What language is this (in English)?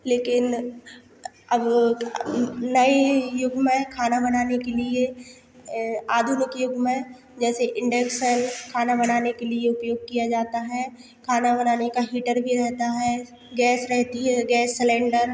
Hindi